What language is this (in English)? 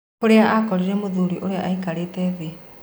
Kikuyu